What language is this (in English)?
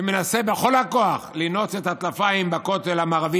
Hebrew